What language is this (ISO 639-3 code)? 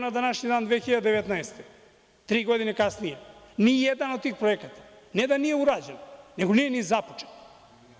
srp